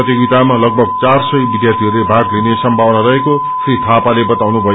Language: Nepali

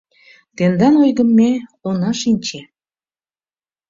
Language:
Mari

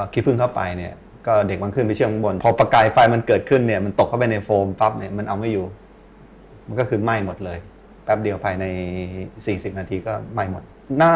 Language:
Thai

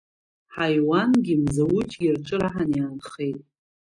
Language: Abkhazian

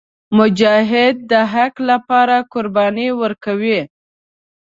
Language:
Pashto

